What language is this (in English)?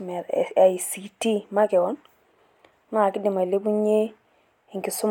Masai